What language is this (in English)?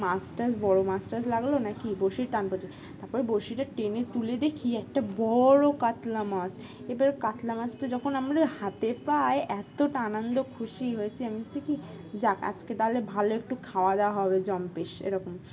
Bangla